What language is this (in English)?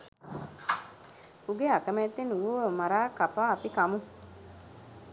Sinhala